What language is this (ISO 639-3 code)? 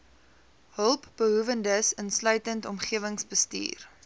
afr